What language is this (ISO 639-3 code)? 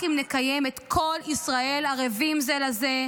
heb